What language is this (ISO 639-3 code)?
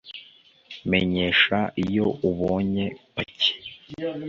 kin